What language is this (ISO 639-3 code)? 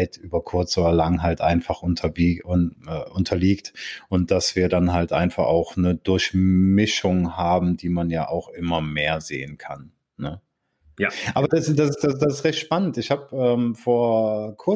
deu